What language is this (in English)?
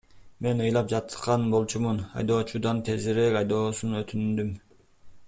Kyrgyz